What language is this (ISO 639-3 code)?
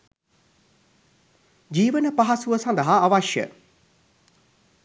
sin